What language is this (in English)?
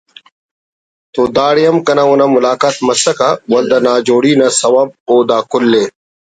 Brahui